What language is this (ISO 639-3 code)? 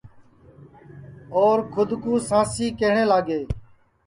ssi